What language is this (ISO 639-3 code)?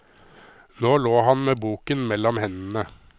nor